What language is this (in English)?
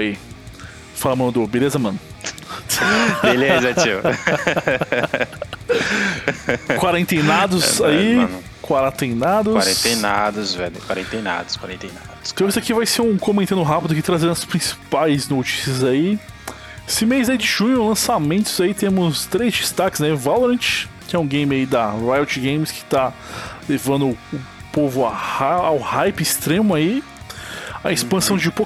Portuguese